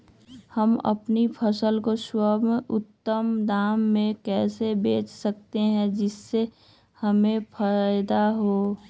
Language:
Magahi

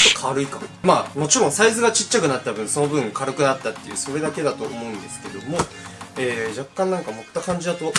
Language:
Japanese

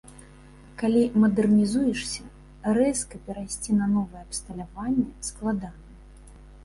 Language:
Belarusian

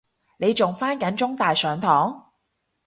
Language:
Cantonese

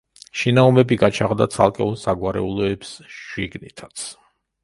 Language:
Georgian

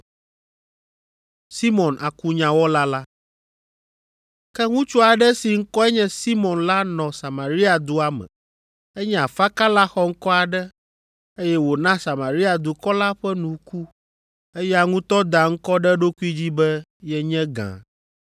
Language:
Ewe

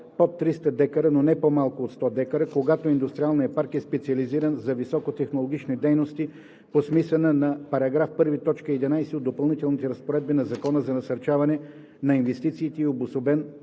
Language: Bulgarian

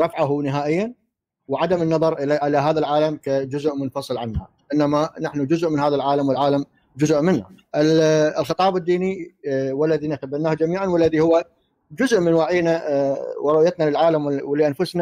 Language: Arabic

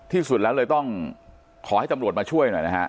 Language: Thai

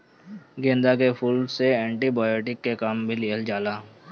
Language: Bhojpuri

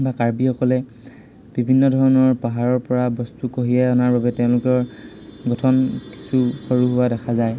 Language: Assamese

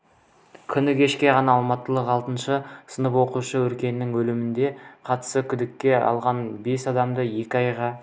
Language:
Kazakh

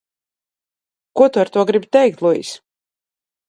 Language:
Latvian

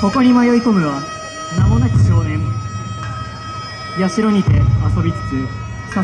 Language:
Japanese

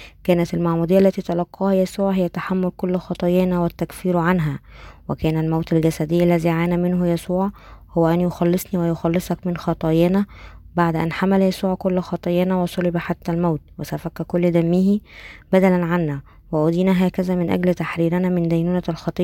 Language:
Arabic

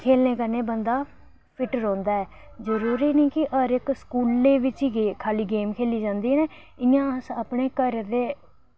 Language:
Dogri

